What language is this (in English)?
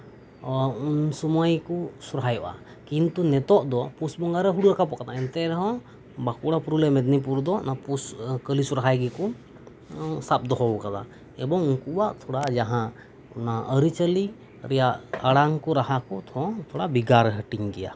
Santali